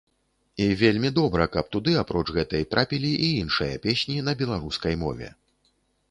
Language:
Belarusian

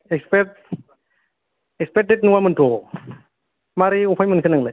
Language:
Bodo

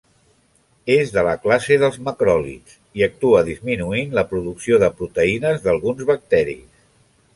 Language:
Catalan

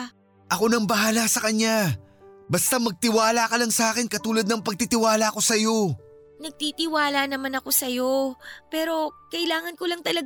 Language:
Filipino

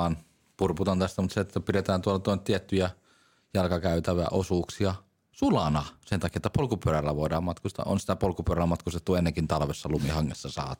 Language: Finnish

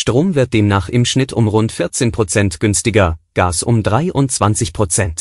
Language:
German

